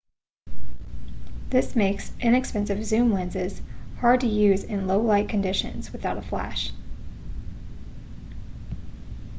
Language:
English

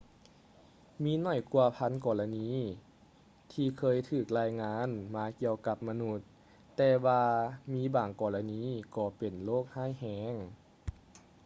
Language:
Lao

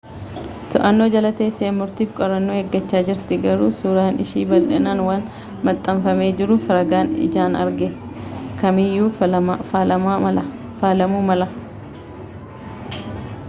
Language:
Oromo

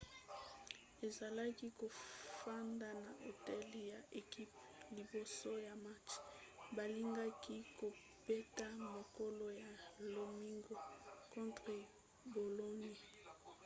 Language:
Lingala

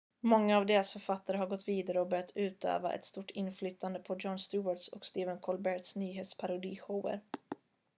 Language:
Swedish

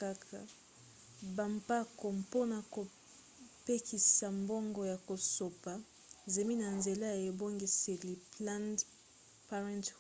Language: Lingala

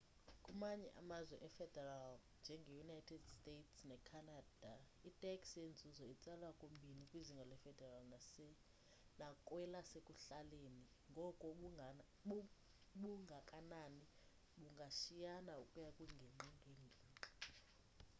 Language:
Xhosa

